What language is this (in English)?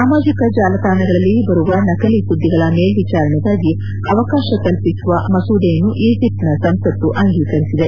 Kannada